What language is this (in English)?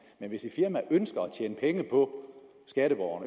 Danish